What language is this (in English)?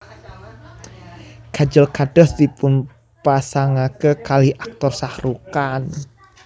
Javanese